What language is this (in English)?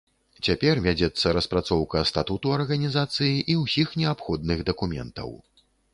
Belarusian